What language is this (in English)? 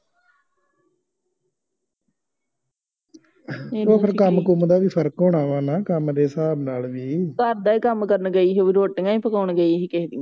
Punjabi